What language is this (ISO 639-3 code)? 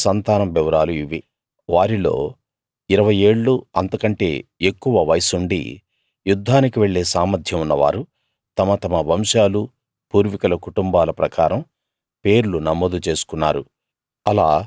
tel